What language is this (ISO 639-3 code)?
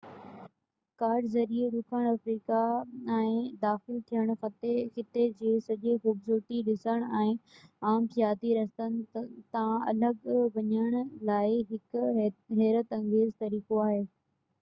snd